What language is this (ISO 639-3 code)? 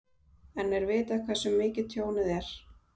isl